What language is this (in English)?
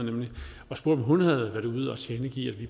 Danish